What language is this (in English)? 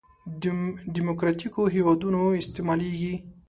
Pashto